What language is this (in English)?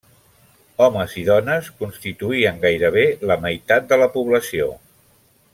Catalan